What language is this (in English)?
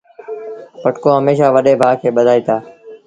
Sindhi Bhil